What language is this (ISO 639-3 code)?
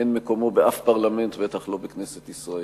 heb